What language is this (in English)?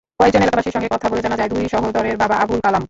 Bangla